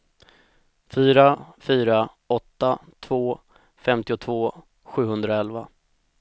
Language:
Swedish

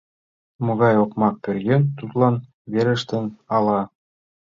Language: Mari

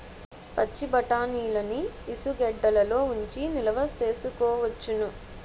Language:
Telugu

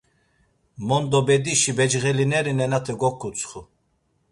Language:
Laz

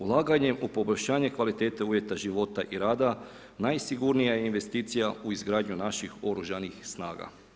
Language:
Croatian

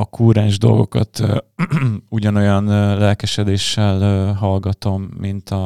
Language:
Hungarian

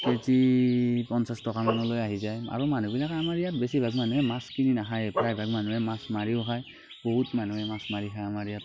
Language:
Assamese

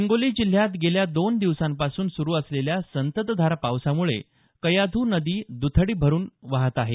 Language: Marathi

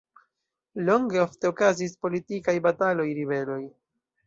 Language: Esperanto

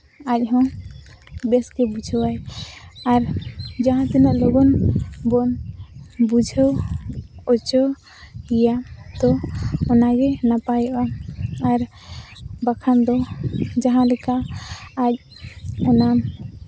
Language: Santali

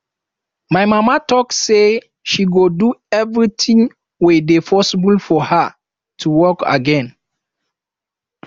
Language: Nigerian Pidgin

